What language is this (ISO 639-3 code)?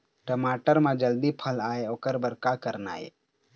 hne